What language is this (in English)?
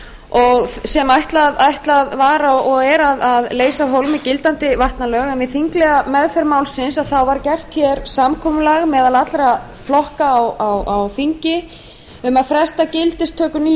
Icelandic